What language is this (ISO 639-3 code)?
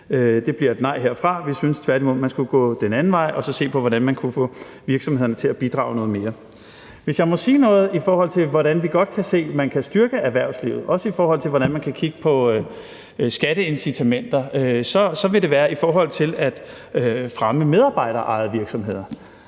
dan